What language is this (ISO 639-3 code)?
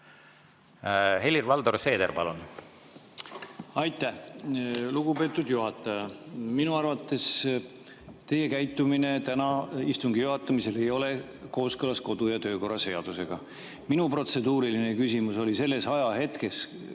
est